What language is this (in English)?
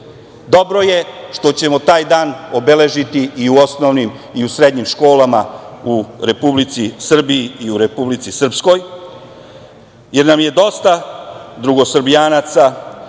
Serbian